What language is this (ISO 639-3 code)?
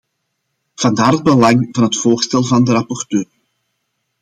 nld